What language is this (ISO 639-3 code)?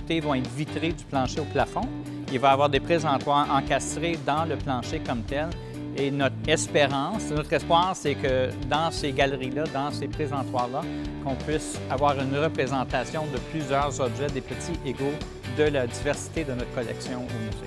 fra